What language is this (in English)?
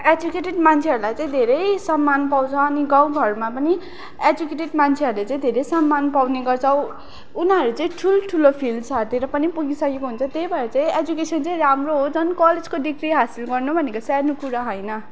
Nepali